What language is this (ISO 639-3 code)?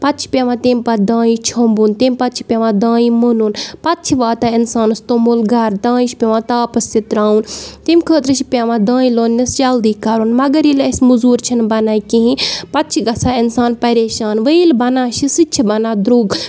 kas